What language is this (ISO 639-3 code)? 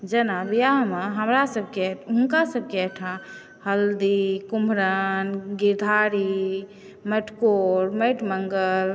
mai